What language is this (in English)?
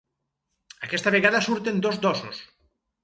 Catalan